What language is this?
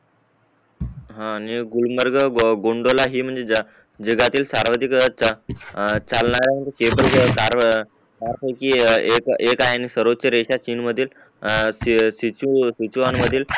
Marathi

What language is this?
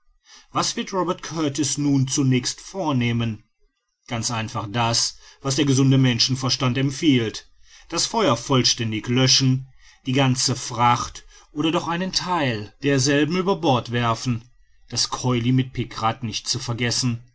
German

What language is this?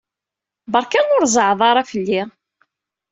Kabyle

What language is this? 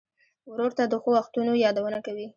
Pashto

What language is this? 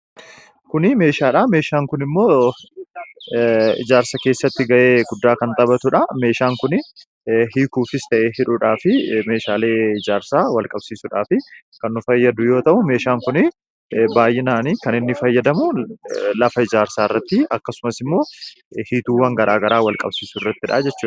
Oromo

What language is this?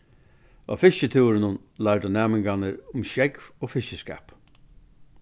Faroese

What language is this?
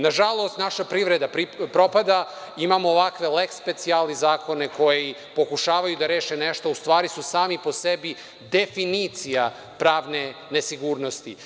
Serbian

